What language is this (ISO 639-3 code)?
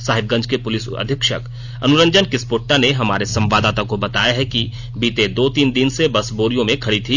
hin